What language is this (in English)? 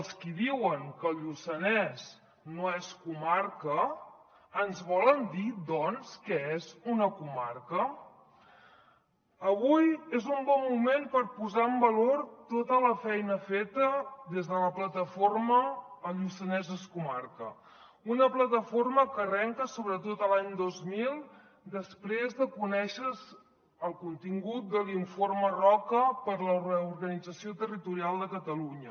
Catalan